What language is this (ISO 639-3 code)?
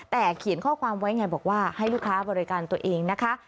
tha